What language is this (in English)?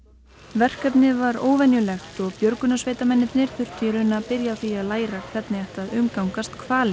Icelandic